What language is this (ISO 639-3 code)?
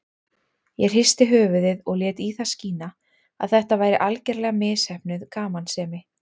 isl